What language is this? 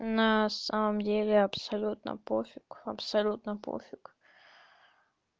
Russian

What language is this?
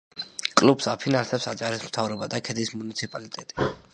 Georgian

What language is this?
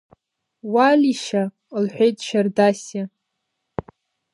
Abkhazian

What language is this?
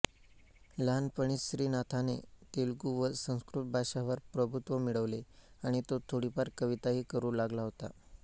Marathi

